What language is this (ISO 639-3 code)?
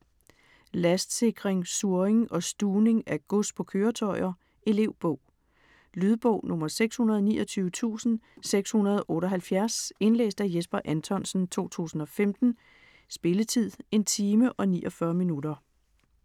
dan